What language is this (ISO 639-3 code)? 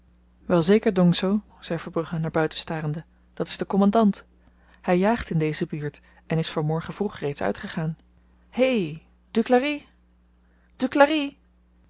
nld